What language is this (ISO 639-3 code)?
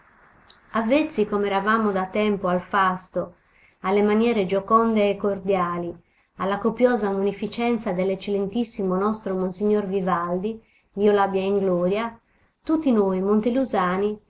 ita